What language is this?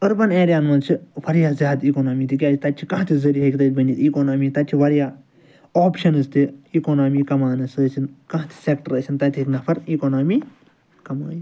Kashmiri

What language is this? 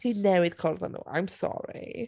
Welsh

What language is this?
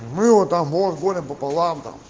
Russian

